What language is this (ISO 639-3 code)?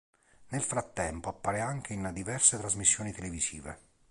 ita